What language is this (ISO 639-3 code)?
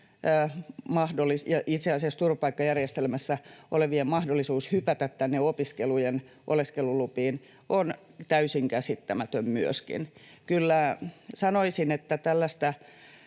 fin